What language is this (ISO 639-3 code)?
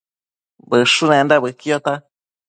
mcf